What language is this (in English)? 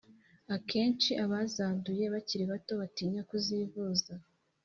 Kinyarwanda